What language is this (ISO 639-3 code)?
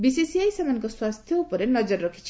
ori